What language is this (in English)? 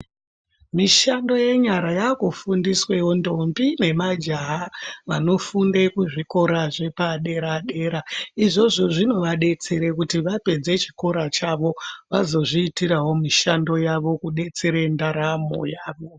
Ndau